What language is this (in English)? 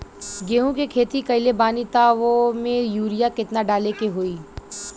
Bhojpuri